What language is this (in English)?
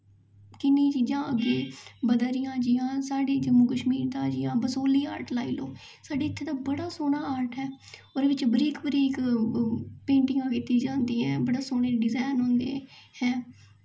Dogri